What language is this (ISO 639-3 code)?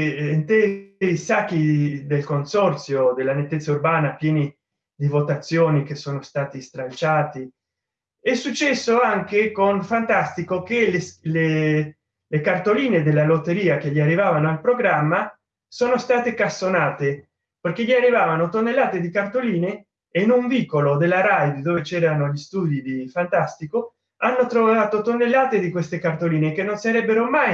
ita